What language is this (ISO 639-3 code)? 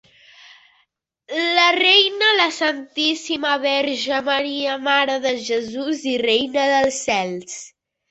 cat